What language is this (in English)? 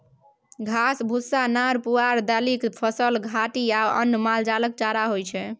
Maithili